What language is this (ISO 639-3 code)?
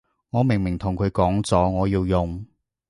yue